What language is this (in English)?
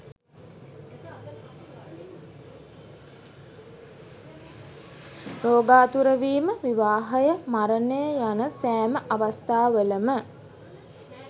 Sinhala